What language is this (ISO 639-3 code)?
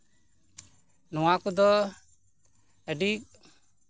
sat